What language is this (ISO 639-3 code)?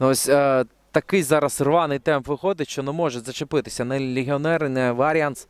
ukr